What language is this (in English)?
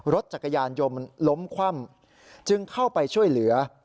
Thai